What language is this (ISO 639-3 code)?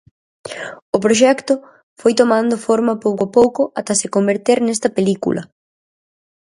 glg